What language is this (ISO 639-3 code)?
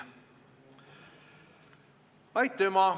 est